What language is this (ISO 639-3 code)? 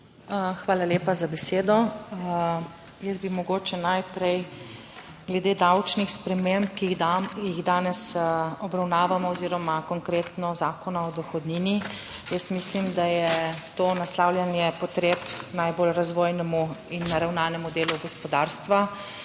slv